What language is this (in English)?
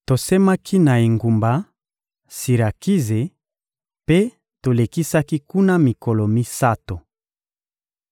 Lingala